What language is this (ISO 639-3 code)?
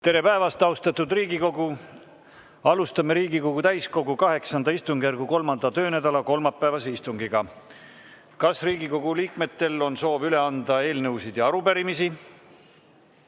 est